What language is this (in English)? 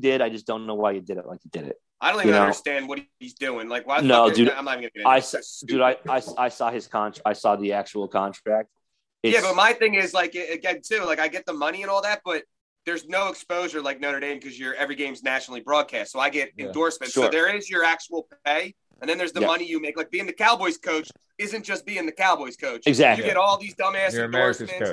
English